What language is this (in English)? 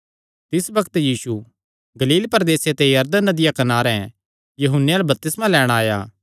Kangri